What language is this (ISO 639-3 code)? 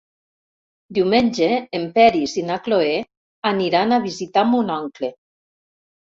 cat